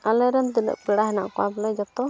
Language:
Santali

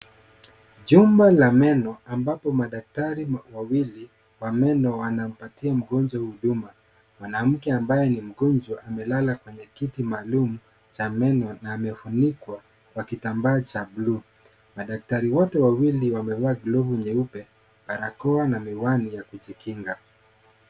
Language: Swahili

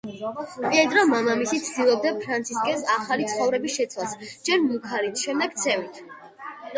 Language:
Georgian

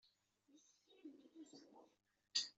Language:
Kabyle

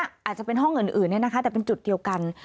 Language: Thai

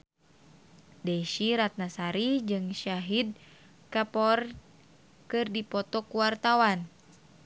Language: Sundanese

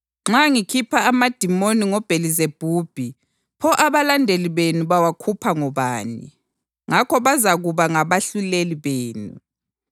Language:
North Ndebele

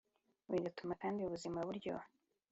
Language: Kinyarwanda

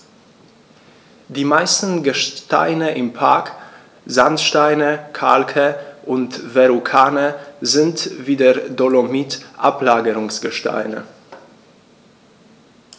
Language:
German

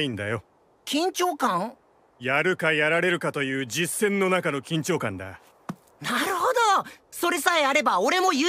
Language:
Japanese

